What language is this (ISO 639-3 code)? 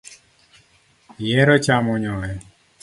luo